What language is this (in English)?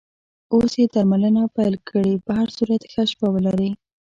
Pashto